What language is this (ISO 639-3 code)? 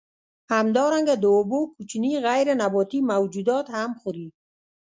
pus